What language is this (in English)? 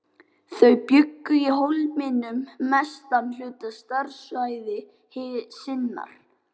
Icelandic